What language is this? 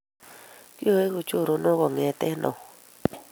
Kalenjin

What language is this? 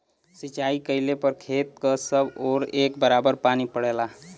Bhojpuri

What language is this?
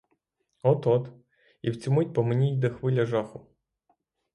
Ukrainian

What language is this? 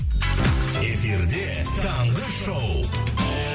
Kazakh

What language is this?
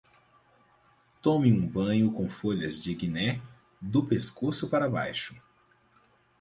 Portuguese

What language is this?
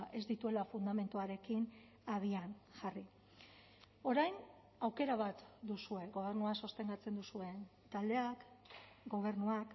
Basque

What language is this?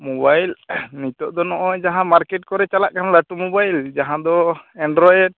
Santali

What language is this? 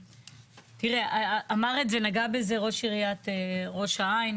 Hebrew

